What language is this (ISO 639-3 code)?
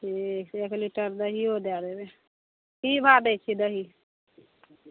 mai